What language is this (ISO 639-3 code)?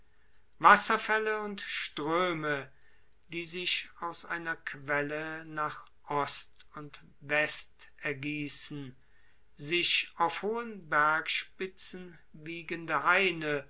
deu